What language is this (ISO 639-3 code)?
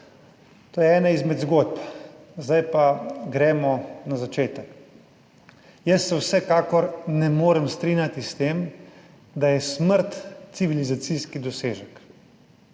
slv